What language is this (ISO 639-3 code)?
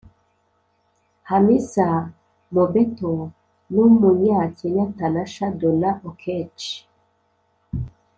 kin